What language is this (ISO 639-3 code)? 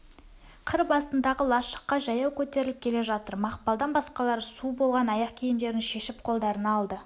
kaz